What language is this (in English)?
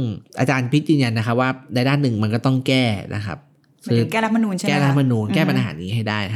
Thai